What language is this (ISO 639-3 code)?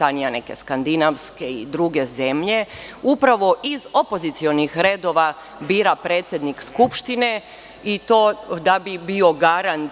srp